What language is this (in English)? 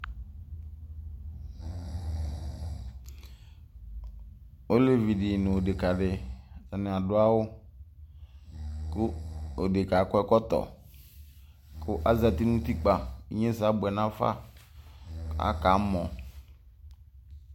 Ikposo